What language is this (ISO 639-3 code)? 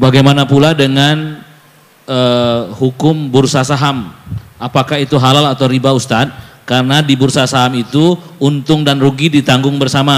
ind